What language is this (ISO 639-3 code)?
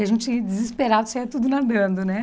por